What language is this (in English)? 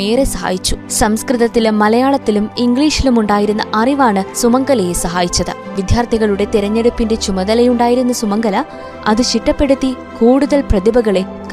Malayalam